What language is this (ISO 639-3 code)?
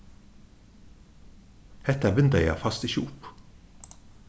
fao